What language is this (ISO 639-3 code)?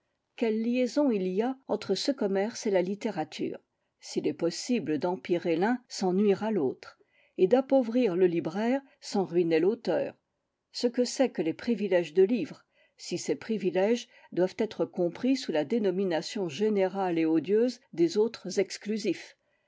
fra